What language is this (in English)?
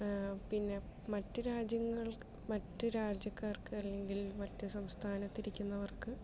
Malayalam